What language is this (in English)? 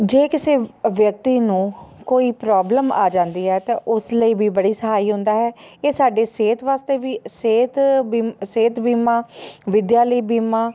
Punjabi